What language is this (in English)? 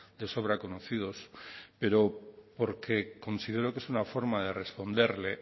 Spanish